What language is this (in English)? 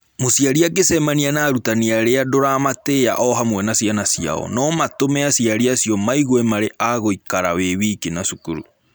Kikuyu